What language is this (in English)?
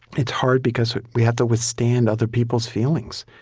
English